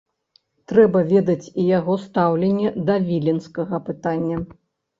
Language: Belarusian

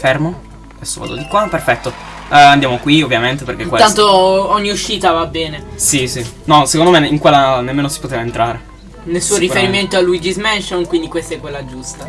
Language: Italian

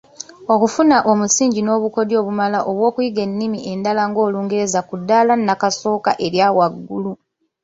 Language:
Ganda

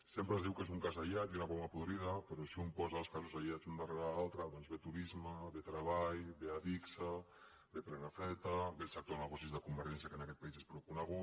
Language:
Catalan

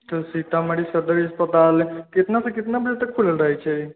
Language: Maithili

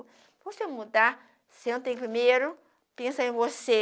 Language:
Portuguese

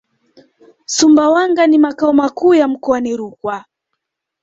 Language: Swahili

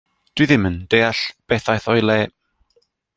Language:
Welsh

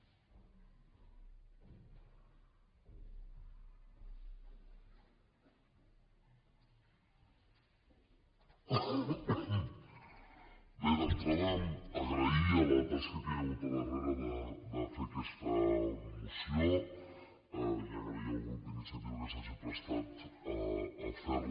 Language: Catalan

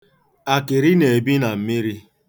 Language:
Igbo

